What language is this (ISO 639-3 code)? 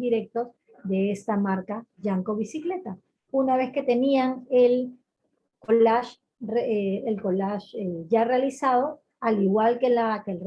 spa